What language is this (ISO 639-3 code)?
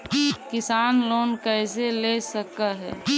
mag